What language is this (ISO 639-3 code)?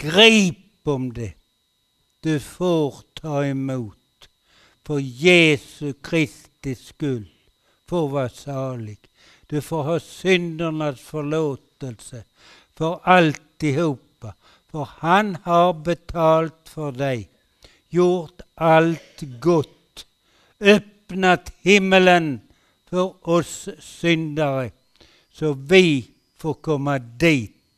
swe